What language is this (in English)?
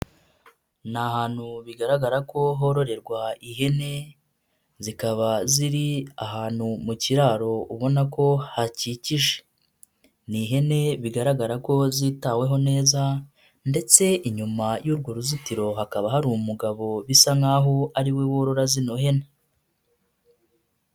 Kinyarwanda